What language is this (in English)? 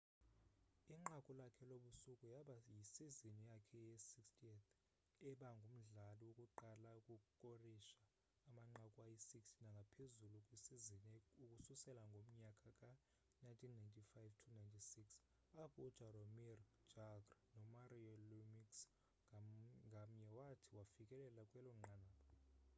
Xhosa